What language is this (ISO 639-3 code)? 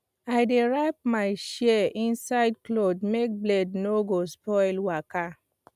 pcm